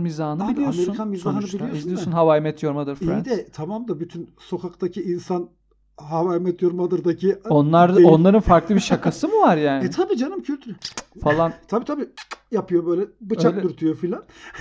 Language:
Turkish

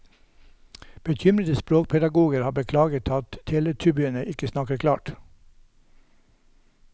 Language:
Norwegian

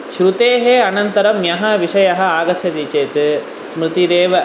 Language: Sanskrit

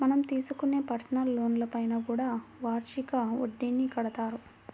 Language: Telugu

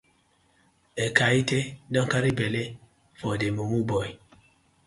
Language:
Nigerian Pidgin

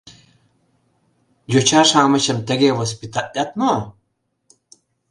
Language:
Mari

